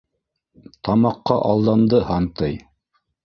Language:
Bashkir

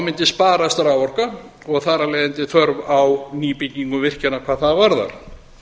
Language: Icelandic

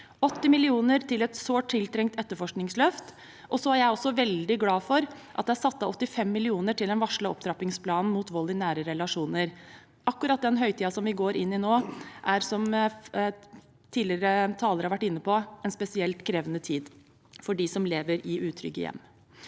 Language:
Norwegian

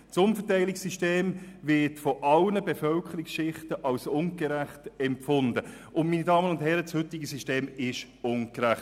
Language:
Swiss German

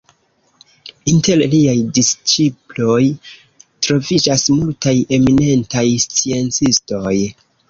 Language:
Esperanto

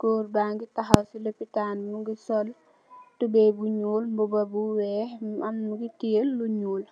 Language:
Wolof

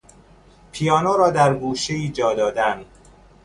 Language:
Persian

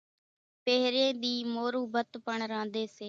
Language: Kachi Koli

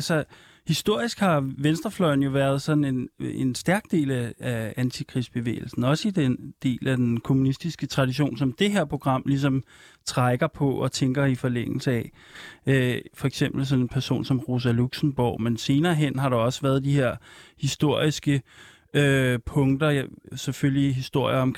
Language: Danish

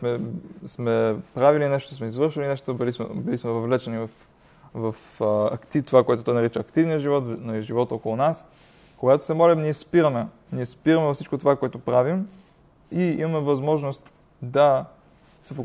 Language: Bulgarian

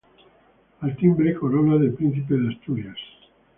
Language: Spanish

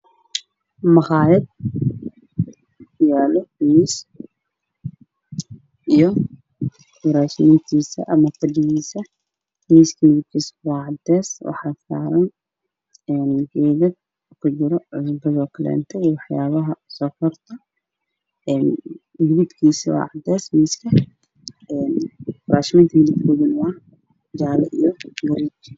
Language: Somali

